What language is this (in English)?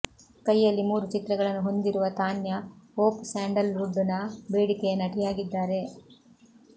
Kannada